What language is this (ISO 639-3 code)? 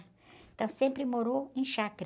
por